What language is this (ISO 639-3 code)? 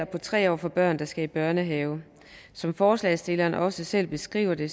dan